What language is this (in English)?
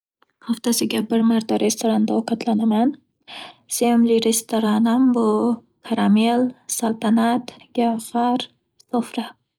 Uzbek